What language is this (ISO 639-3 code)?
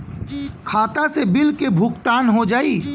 bho